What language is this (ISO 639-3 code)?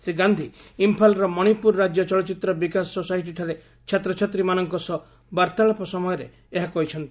ori